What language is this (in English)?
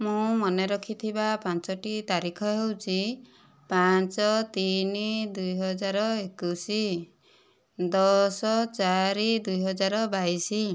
Odia